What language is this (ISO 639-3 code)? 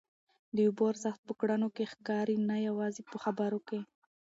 pus